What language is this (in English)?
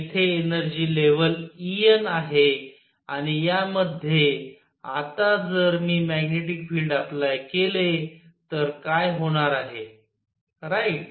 Marathi